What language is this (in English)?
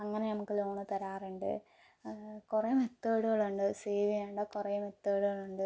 Malayalam